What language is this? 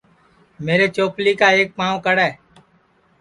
Sansi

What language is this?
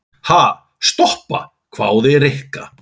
Icelandic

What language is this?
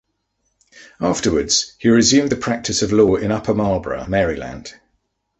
English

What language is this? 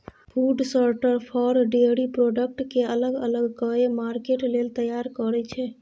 Maithili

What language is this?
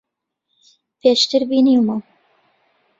Central Kurdish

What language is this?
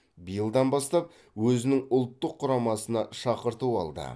Kazakh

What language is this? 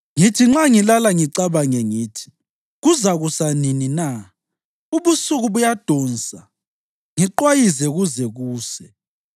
North Ndebele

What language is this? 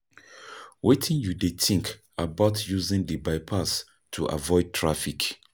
Nigerian Pidgin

